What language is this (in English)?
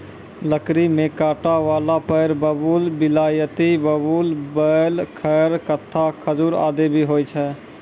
Maithili